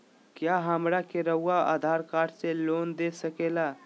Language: Magahi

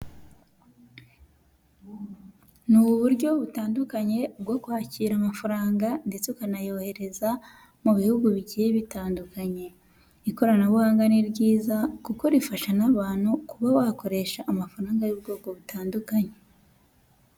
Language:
Kinyarwanda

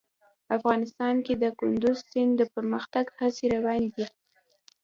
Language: Pashto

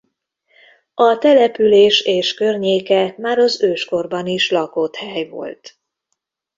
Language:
Hungarian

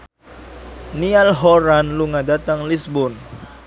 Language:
Javanese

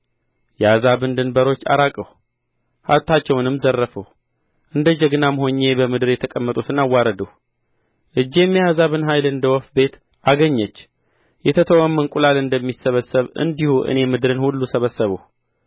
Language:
Amharic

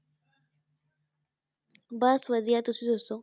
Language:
Punjabi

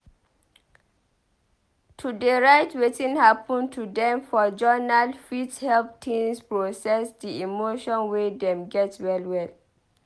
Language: Nigerian Pidgin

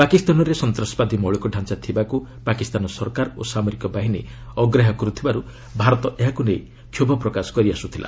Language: Odia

